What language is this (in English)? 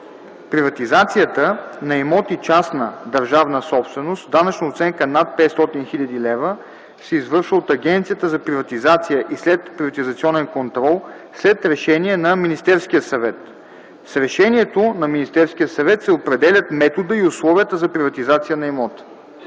Bulgarian